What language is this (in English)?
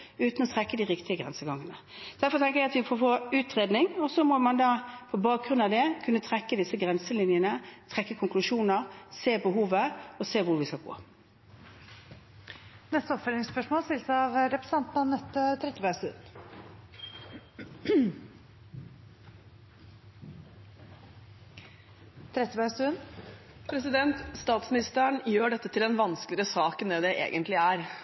Norwegian